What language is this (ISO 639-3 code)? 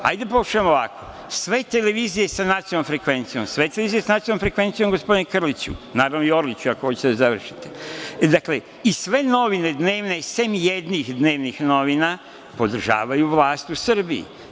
srp